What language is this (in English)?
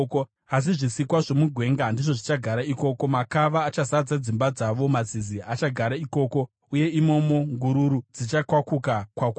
Shona